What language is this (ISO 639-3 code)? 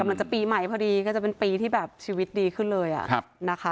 tha